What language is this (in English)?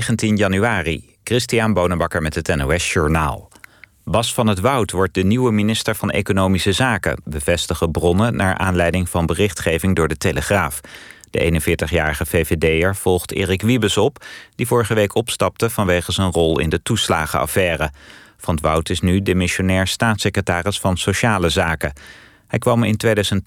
Dutch